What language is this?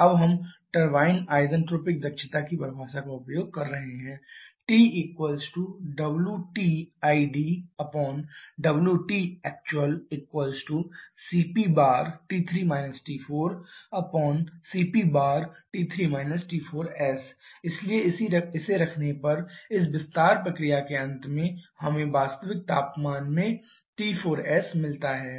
Hindi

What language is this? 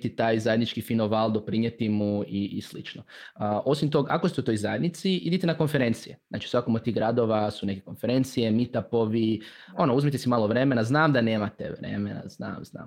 Croatian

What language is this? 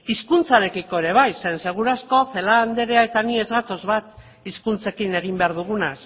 Basque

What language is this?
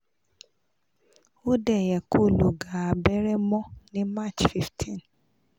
Yoruba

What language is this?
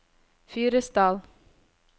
Norwegian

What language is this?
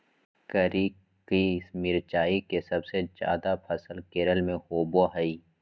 Magahi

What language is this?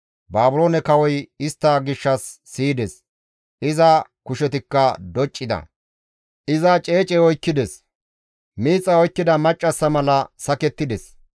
Gamo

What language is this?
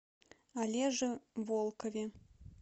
Russian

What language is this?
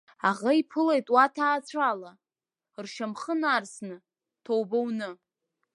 Abkhazian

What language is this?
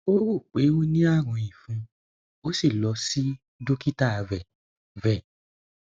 Yoruba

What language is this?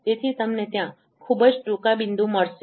Gujarati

